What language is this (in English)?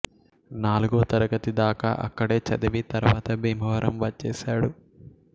Telugu